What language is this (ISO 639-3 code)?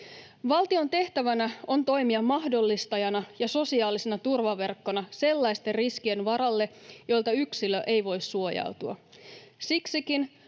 fin